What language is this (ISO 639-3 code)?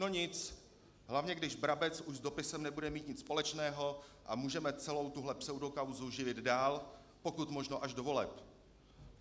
ces